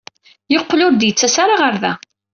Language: Kabyle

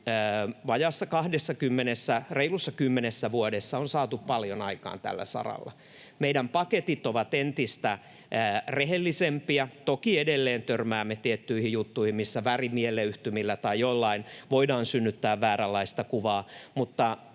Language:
Finnish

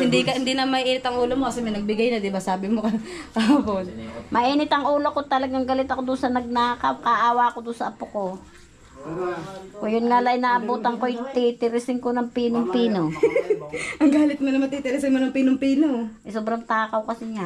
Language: Filipino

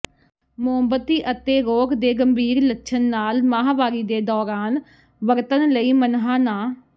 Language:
Punjabi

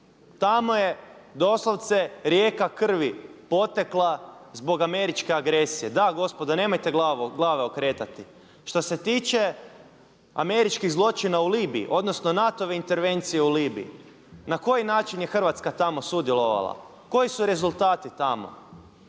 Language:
Croatian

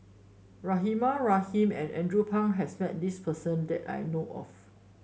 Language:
English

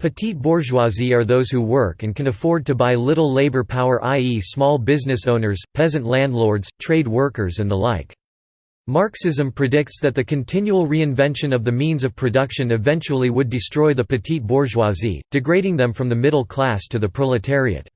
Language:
English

